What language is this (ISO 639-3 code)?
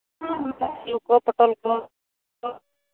sat